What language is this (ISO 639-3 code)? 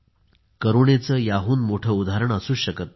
mar